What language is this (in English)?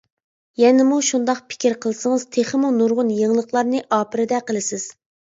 Uyghur